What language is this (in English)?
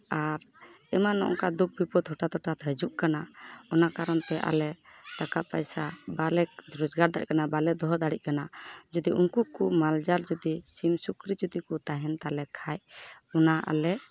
Santali